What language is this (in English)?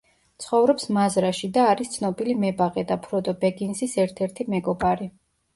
Georgian